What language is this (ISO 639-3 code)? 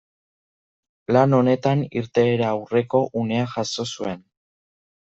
eus